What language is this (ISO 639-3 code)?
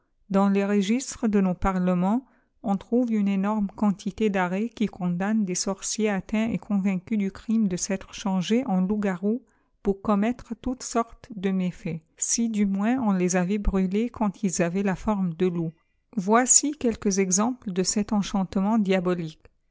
fra